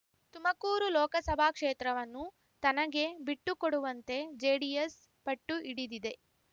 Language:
Kannada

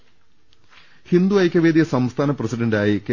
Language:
Malayalam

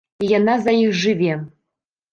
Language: Belarusian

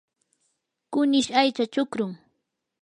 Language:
Yanahuanca Pasco Quechua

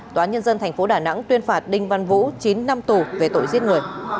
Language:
Vietnamese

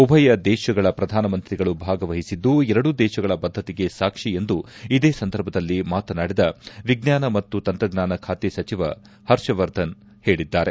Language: Kannada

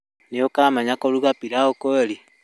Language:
Kikuyu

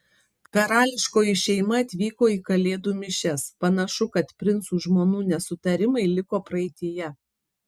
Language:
Lithuanian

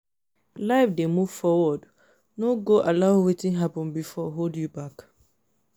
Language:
Nigerian Pidgin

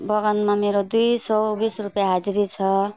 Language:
Nepali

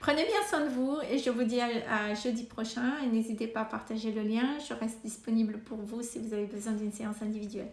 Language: French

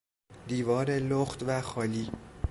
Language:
Persian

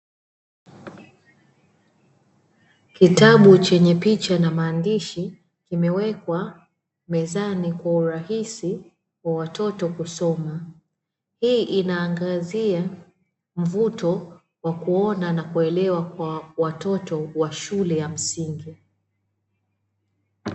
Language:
Swahili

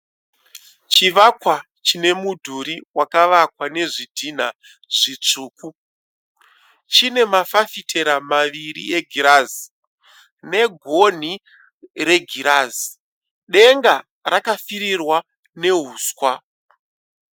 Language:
Shona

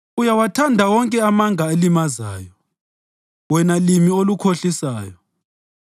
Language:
North Ndebele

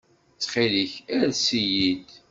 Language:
Kabyle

